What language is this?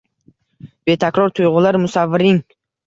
Uzbek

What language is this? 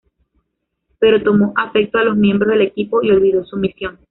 Spanish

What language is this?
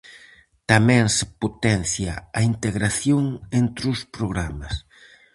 Galician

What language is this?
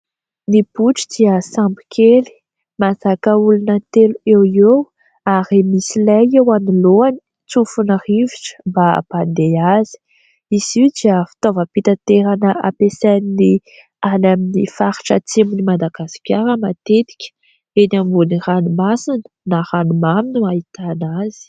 Malagasy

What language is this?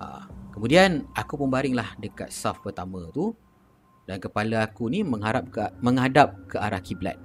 Malay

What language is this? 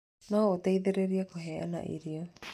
Kikuyu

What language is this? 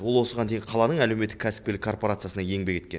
Kazakh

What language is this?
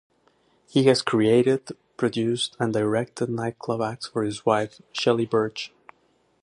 English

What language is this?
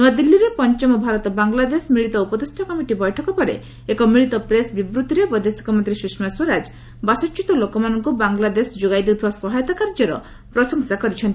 Odia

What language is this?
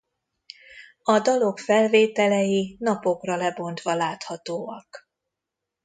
Hungarian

